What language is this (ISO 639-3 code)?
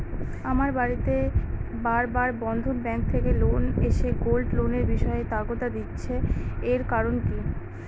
ben